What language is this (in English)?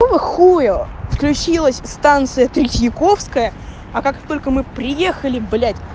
Russian